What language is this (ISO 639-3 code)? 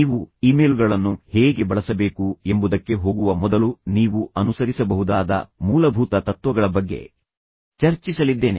kan